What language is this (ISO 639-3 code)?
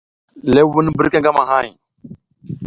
giz